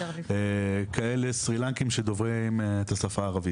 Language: Hebrew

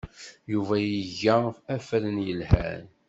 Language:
Kabyle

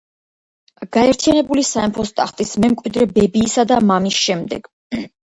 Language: Georgian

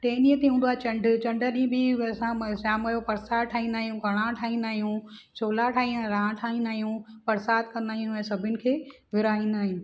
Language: Sindhi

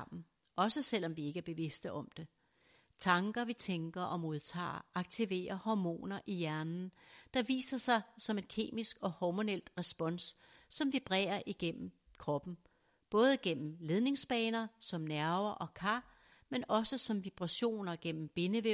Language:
Danish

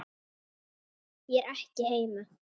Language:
Icelandic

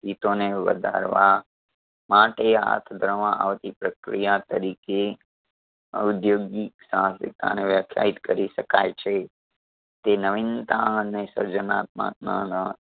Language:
Gujarati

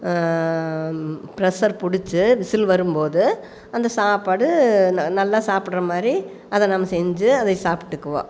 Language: Tamil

